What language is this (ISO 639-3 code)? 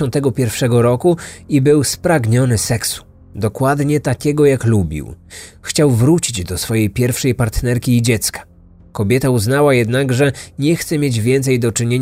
pol